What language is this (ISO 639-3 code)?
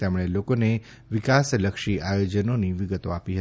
guj